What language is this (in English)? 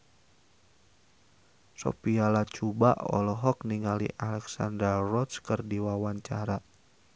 Sundanese